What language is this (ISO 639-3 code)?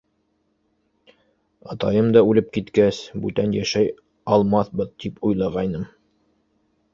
bak